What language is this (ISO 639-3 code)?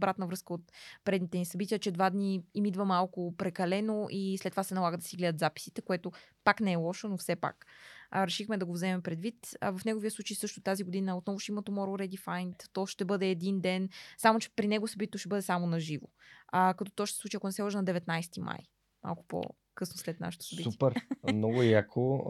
bul